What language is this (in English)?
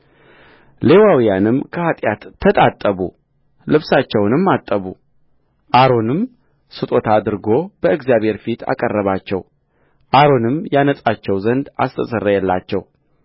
Amharic